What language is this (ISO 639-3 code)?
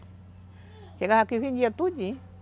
por